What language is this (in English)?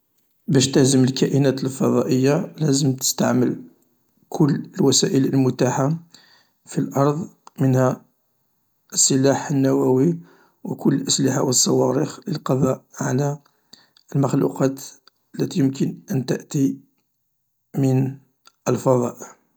Algerian Arabic